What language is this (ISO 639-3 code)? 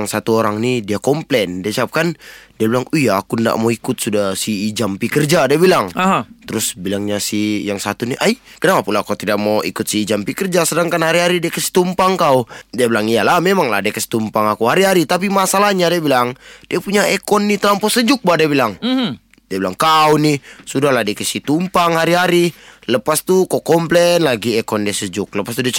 msa